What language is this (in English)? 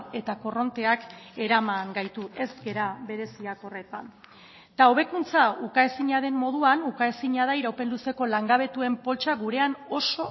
Basque